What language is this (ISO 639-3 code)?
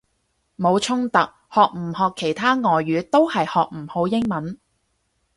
yue